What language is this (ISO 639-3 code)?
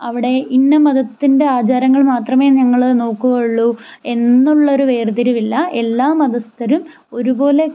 mal